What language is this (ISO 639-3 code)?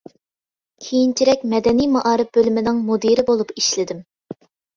uig